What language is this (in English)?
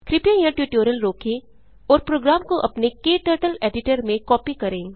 Hindi